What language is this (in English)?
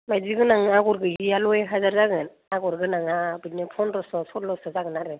Bodo